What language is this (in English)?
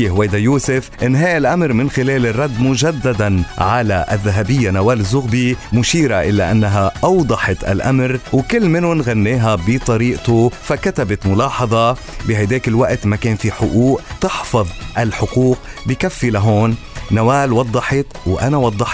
Arabic